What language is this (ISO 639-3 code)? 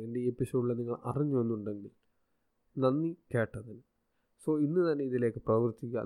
mal